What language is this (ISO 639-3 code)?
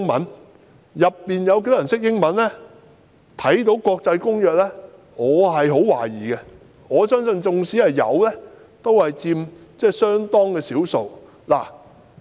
yue